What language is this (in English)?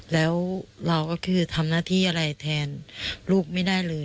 Thai